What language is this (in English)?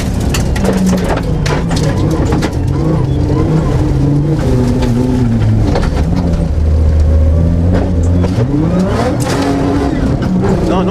Italian